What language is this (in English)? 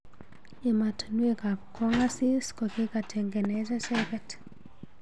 Kalenjin